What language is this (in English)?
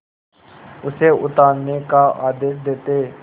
Hindi